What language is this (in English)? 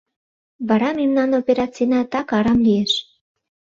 Mari